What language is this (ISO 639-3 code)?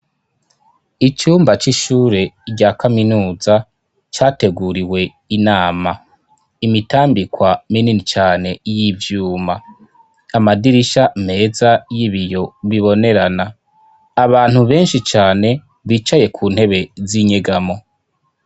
run